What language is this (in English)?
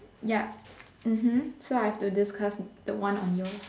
English